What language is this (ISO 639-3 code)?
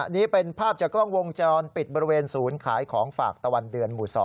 tha